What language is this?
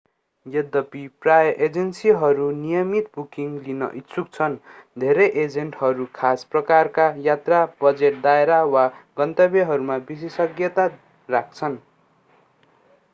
Nepali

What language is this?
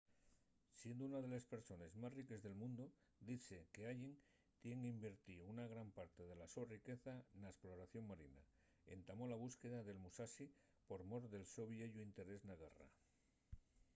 Asturian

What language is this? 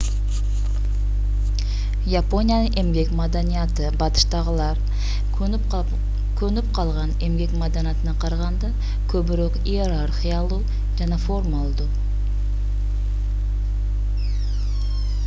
Kyrgyz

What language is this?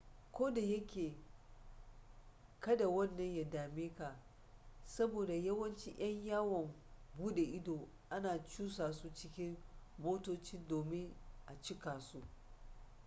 Hausa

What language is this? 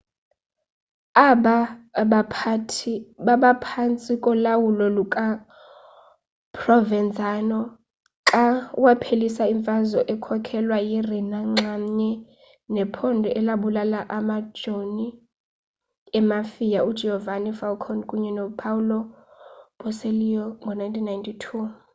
Xhosa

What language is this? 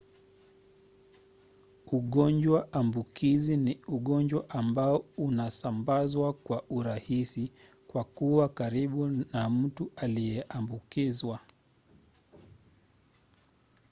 Swahili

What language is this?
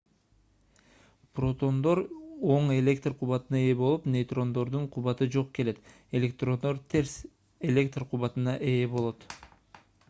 Kyrgyz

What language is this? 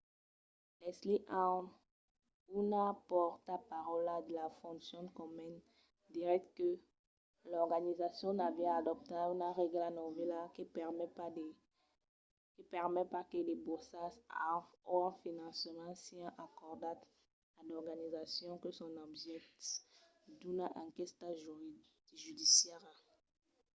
Occitan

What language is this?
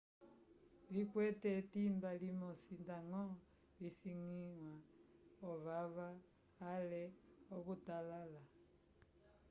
Umbundu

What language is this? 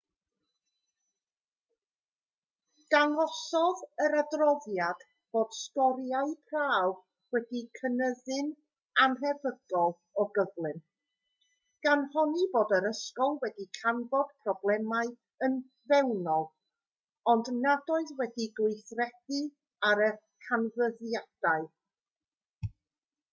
Welsh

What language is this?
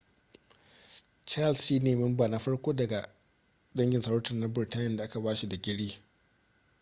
Hausa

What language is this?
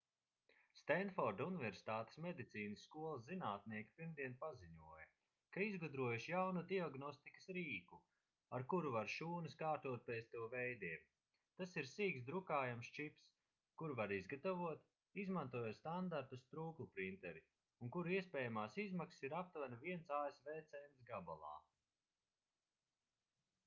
Latvian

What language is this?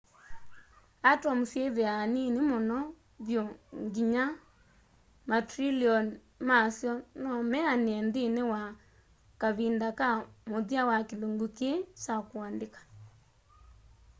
Kamba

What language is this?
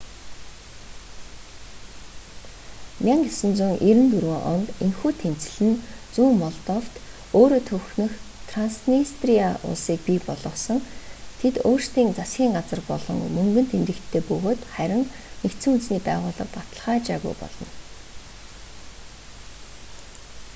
Mongolian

